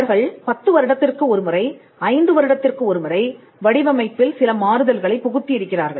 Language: Tamil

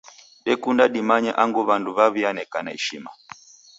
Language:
Taita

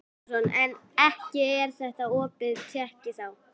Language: Icelandic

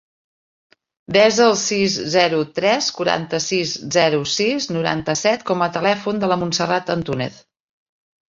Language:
Catalan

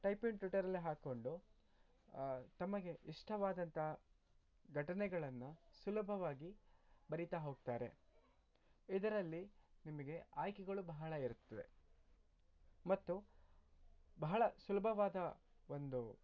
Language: Kannada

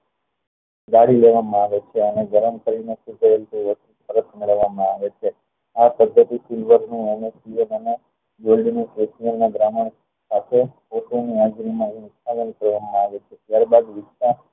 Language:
Gujarati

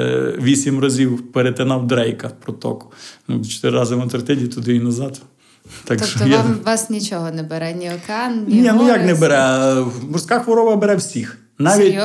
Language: Ukrainian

